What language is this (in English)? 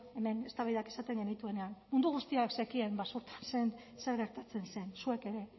Basque